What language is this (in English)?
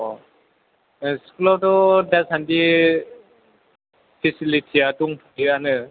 Bodo